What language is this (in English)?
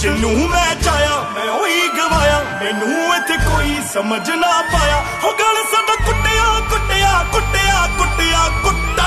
Persian